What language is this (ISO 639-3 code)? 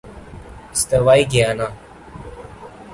urd